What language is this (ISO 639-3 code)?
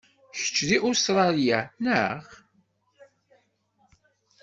kab